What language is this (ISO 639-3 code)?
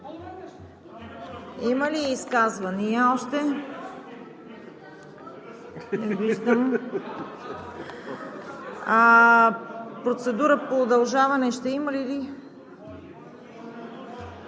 bul